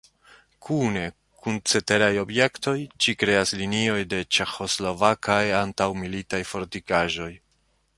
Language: Esperanto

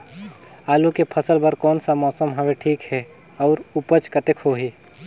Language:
Chhattisgarhi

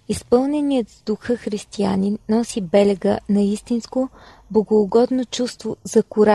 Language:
Bulgarian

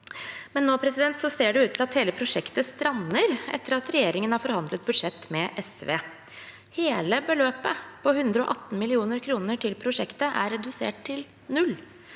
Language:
Norwegian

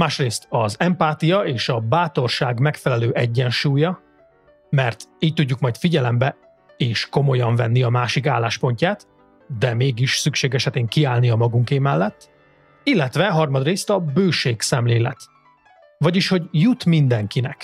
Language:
Hungarian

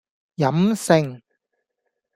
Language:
Cantonese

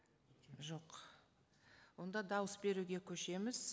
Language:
Kazakh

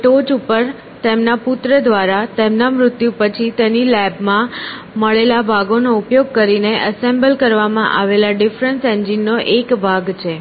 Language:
Gujarati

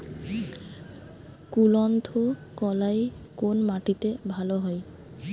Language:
Bangla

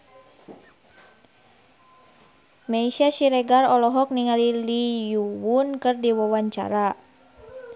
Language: Sundanese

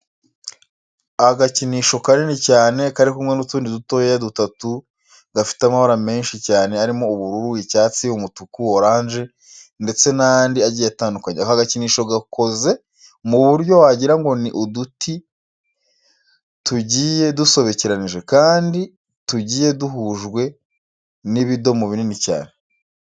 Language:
Kinyarwanda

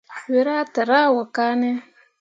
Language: Mundang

